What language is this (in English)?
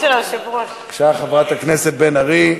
Hebrew